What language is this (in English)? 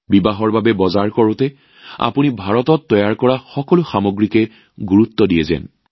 Assamese